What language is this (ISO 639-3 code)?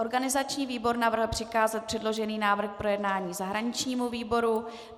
ces